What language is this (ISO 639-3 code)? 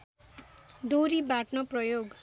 nep